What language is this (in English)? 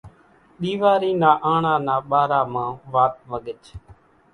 Kachi Koli